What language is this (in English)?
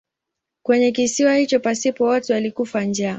Swahili